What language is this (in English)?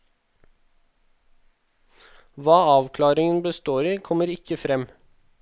Norwegian